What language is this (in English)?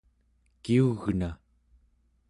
Central Yupik